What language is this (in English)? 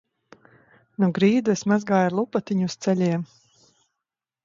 Latvian